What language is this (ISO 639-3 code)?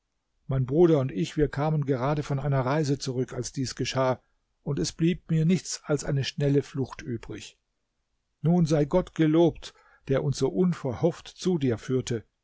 deu